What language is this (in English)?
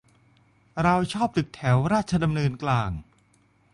Thai